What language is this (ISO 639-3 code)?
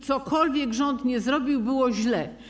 pol